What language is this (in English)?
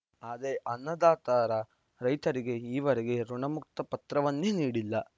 Kannada